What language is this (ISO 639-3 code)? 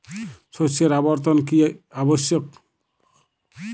ben